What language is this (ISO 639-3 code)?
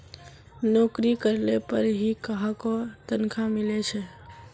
mag